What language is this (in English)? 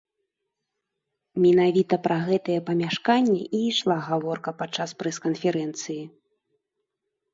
Belarusian